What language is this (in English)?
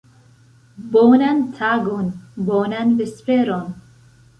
Esperanto